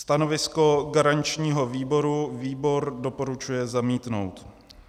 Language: Czech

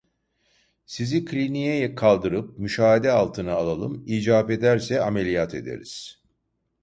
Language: Turkish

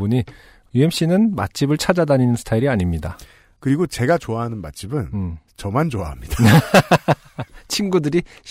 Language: Korean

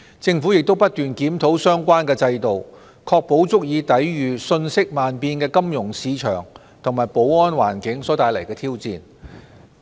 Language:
Cantonese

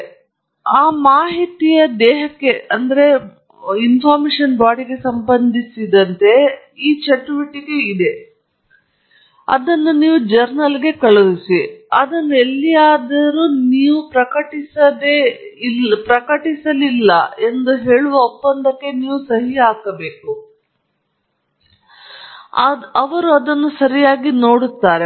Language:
Kannada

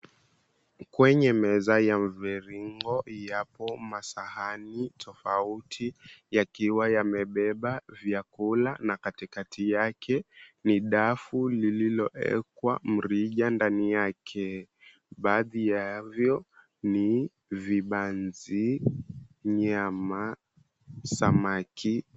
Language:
Swahili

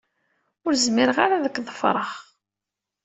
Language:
Kabyle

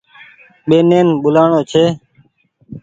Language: Goaria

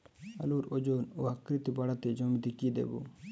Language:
Bangla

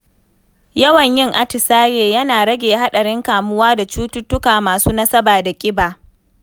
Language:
Hausa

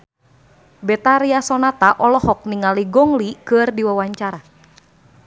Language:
Sundanese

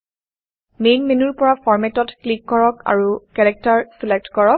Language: Assamese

